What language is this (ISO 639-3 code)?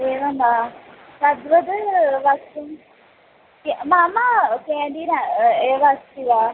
san